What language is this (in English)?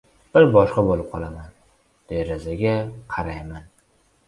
Uzbek